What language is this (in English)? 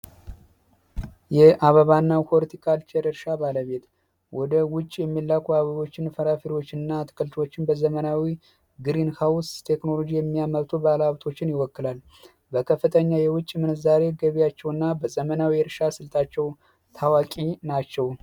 Amharic